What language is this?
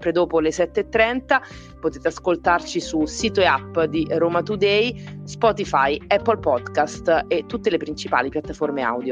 Italian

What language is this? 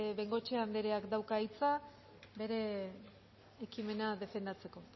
Basque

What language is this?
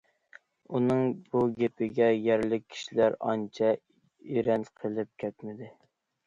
Uyghur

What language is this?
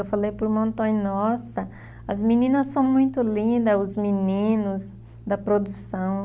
Portuguese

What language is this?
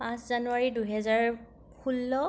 Assamese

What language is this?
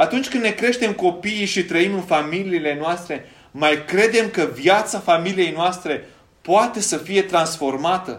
Romanian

